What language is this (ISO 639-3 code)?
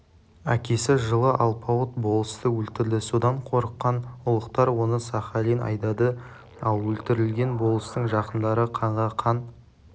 kaz